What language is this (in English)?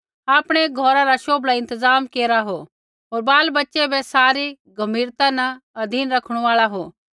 Kullu Pahari